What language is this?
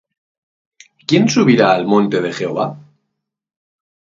Spanish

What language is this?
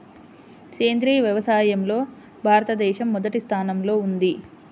Telugu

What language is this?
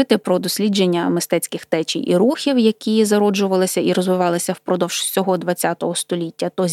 Ukrainian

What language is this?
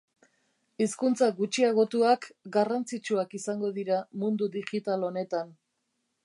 Basque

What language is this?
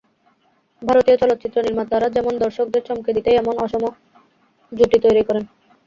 Bangla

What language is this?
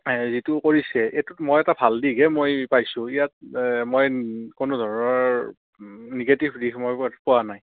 Assamese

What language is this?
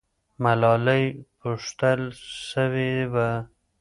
Pashto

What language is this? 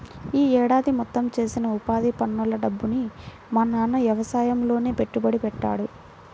Telugu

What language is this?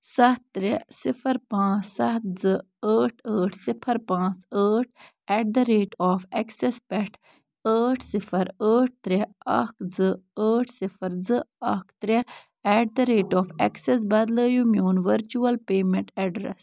Kashmiri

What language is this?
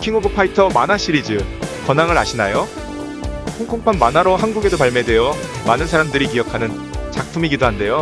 Korean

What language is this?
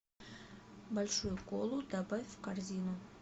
Russian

